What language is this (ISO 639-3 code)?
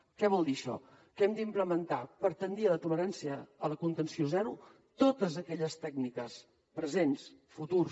cat